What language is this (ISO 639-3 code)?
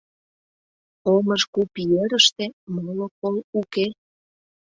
chm